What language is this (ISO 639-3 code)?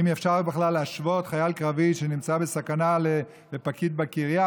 heb